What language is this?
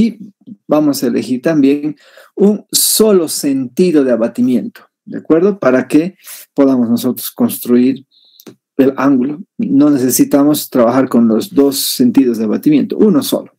Spanish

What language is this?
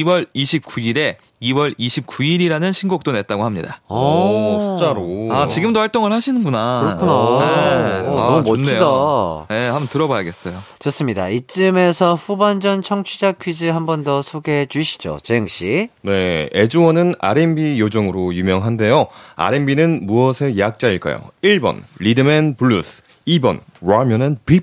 Korean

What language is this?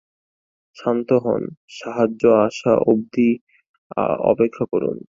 Bangla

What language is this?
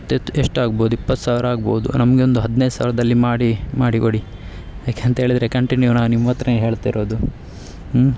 Kannada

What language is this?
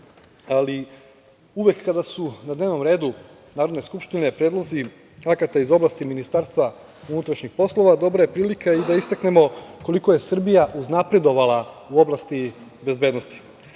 Serbian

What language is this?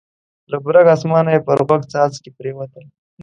Pashto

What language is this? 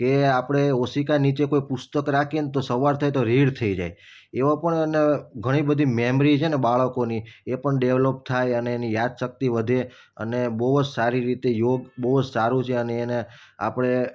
Gujarati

